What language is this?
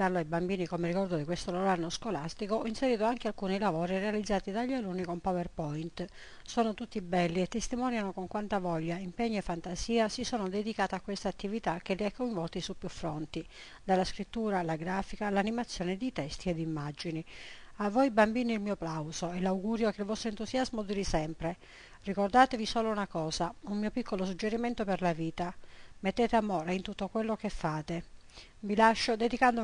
Italian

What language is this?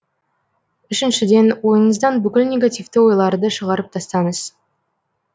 Kazakh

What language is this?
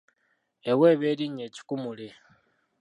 Ganda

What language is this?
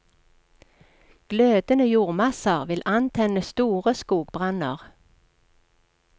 Norwegian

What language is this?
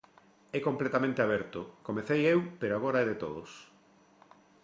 Galician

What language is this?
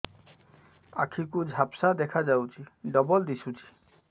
Odia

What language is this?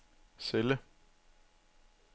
Danish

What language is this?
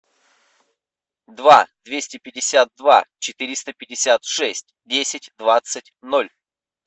Russian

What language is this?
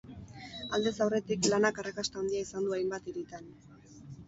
Basque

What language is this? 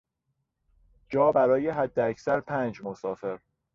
Persian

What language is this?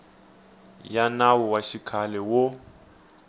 Tsonga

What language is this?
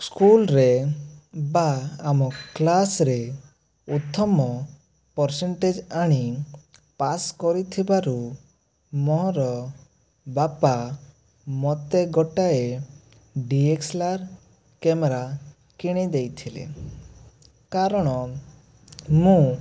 Odia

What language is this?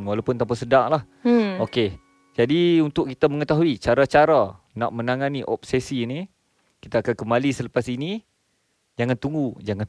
Malay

